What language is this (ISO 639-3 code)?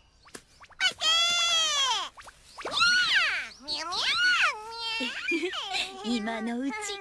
jpn